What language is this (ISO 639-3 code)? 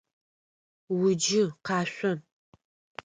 ady